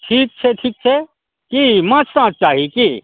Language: Maithili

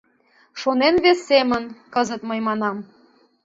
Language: Mari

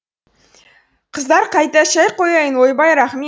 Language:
Kazakh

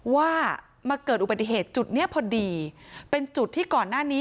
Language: Thai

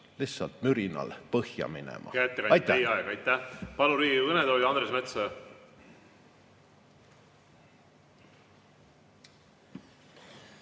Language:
Estonian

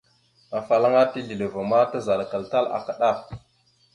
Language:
Mada (Cameroon)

